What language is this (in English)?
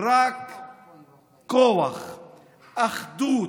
Hebrew